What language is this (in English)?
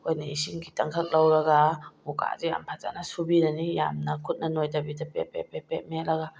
Manipuri